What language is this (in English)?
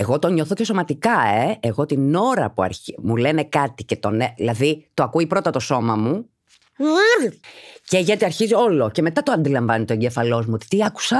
Greek